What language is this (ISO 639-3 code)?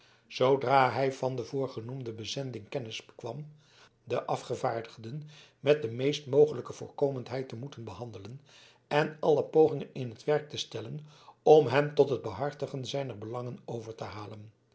nld